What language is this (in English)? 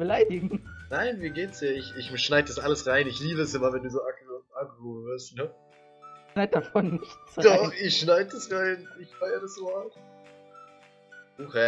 German